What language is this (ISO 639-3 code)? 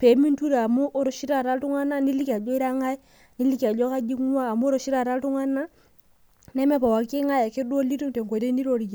mas